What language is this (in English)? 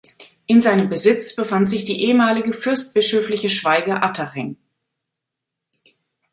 German